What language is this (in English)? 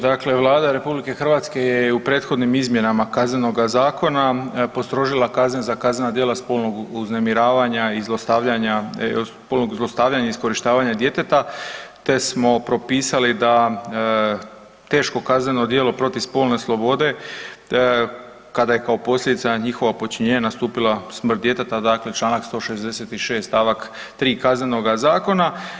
Croatian